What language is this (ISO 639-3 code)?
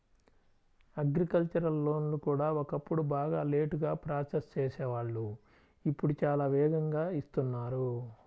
tel